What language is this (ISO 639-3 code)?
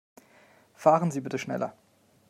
deu